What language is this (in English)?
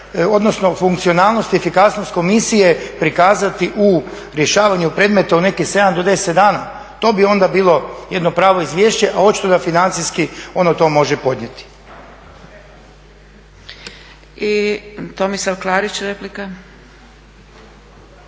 Croatian